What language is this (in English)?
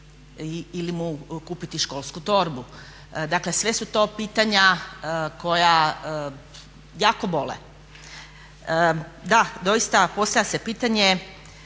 Croatian